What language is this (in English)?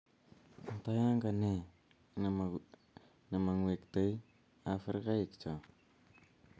Kalenjin